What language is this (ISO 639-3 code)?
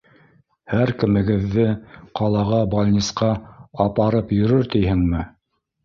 bak